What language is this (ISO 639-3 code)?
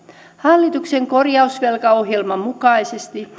fin